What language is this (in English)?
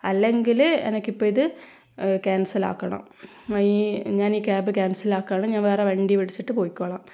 Malayalam